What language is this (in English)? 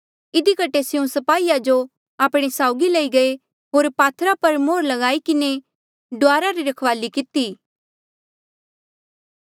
Mandeali